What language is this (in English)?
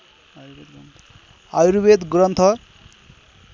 Nepali